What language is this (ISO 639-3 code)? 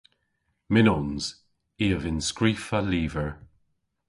cor